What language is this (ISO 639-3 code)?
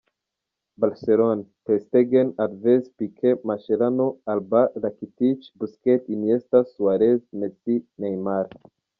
kin